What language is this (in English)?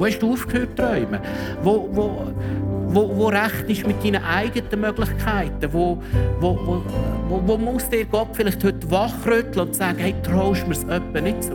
German